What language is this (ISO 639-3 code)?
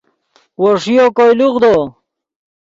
ydg